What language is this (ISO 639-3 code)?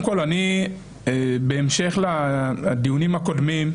heb